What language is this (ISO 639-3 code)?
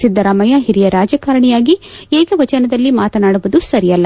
kan